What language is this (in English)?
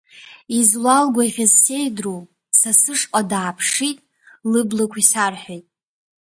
Abkhazian